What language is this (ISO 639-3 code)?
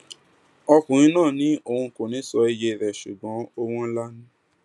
yor